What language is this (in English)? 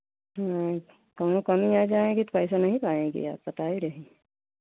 Hindi